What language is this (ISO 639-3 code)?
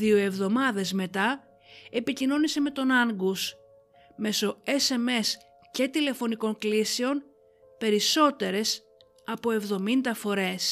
ell